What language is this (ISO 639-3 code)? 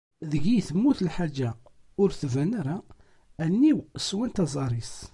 kab